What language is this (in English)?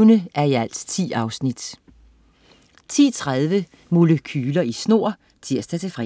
Danish